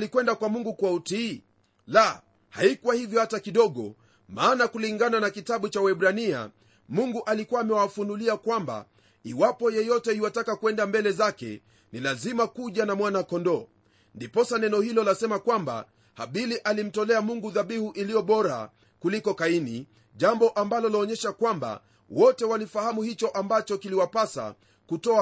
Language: Swahili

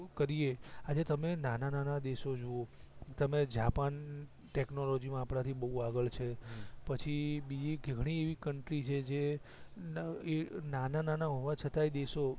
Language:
Gujarati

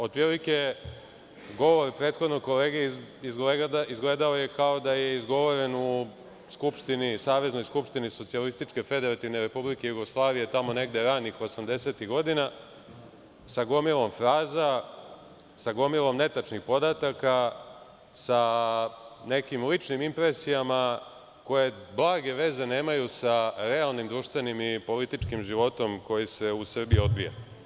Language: Serbian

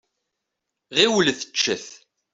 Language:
Kabyle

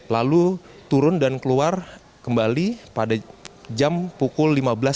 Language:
Indonesian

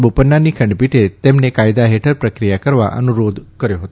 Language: Gujarati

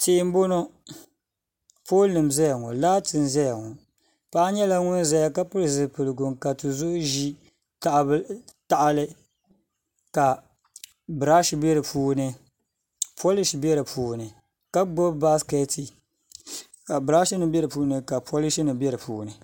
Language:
Dagbani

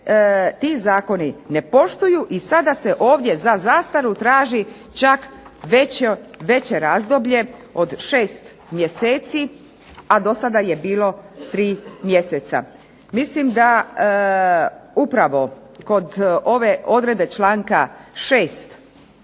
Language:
Croatian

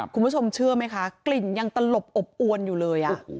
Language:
Thai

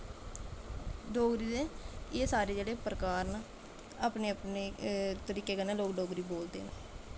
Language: Dogri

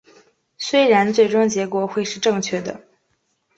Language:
Chinese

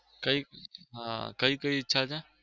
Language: Gujarati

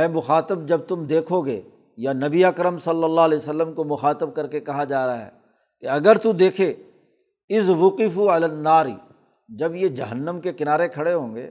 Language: Urdu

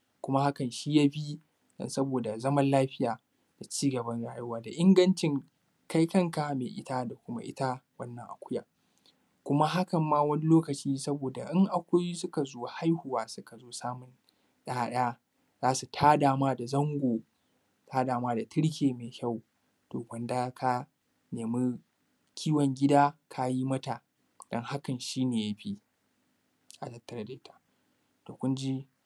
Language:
Hausa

